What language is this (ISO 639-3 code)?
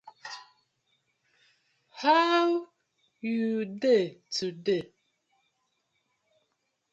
pcm